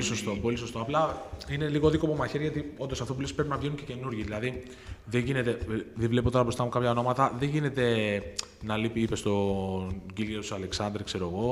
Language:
Greek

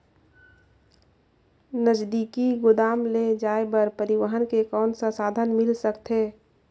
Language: Chhattisgarhi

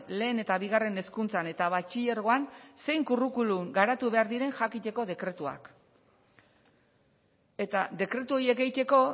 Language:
Basque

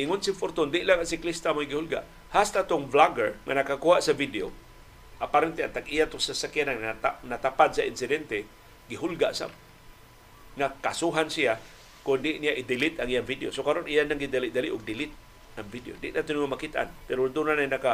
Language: Filipino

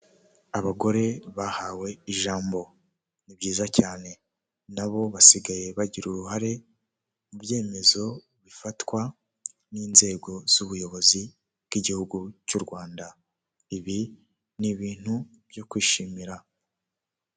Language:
Kinyarwanda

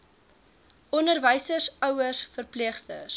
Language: Afrikaans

